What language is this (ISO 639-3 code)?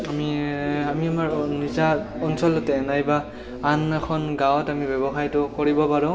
asm